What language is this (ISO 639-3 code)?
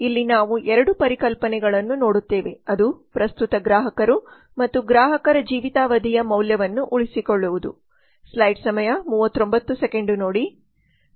kan